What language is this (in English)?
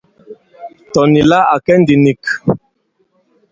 Bankon